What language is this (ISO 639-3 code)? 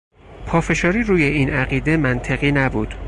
fas